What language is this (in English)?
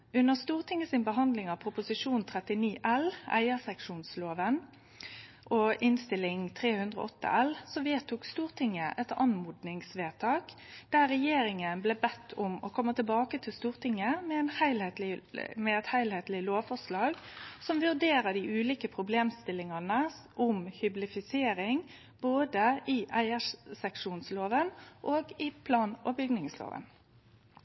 Norwegian Nynorsk